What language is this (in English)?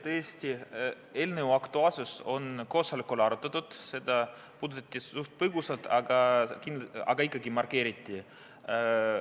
Estonian